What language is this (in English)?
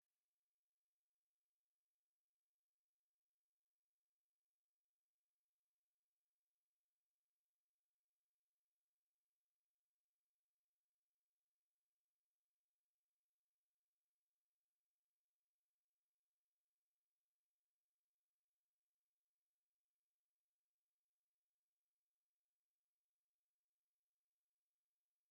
Kinyarwanda